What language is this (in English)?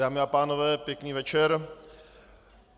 Czech